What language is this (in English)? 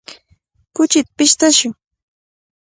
Cajatambo North Lima Quechua